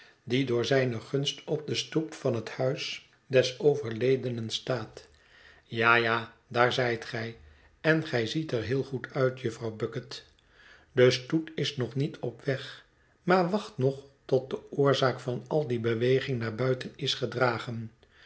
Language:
Dutch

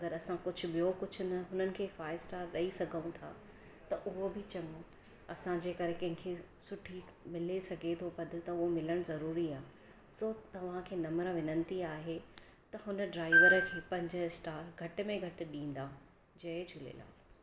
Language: Sindhi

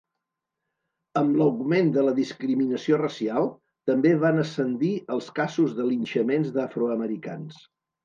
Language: Catalan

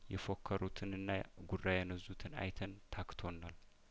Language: Amharic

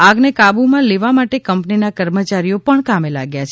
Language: Gujarati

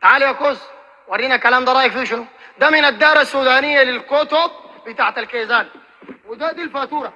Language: Arabic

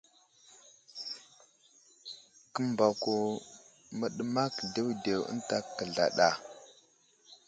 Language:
Wuzlam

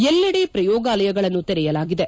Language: Kannada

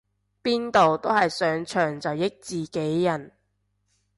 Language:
Cantonese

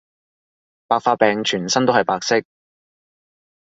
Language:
Cantonese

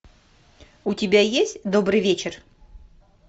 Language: Russian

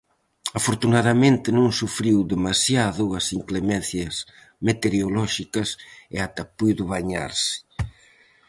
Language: Galician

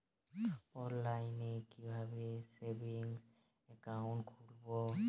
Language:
Bangla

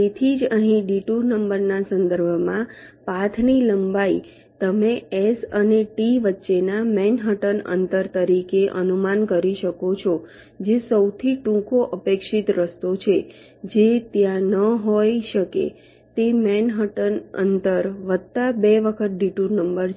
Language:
Gujarati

